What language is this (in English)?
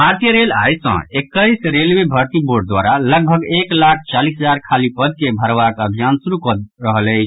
Maithili